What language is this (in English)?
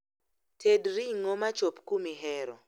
Luo (Kenya and Tanzania)